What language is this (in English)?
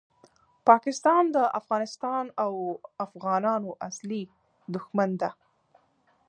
Pashto